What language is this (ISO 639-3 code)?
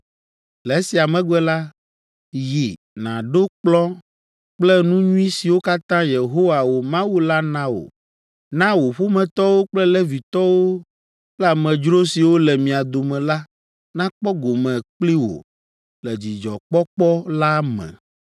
ewe